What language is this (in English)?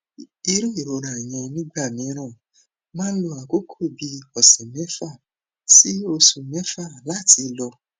Yoruba